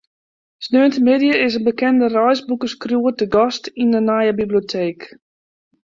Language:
Western Frisian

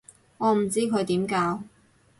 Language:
Cantonese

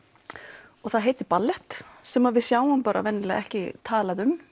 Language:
Icelandic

